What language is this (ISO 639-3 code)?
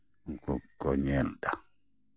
sat